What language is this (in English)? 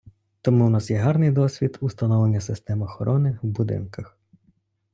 Ukrainian